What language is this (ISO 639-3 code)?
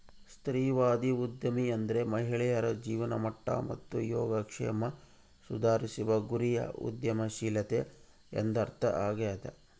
kan